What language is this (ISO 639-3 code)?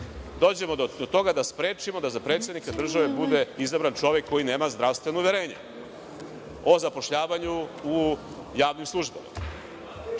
srp